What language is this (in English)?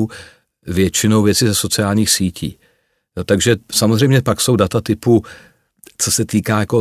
Czech